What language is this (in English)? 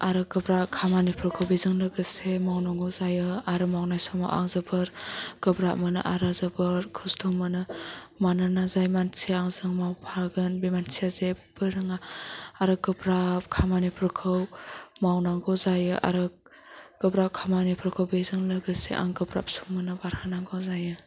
Bodo